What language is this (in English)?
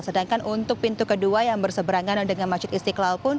Indonesian